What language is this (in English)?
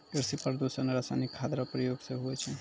Maithili